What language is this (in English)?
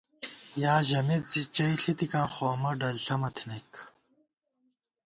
Gawar-Bati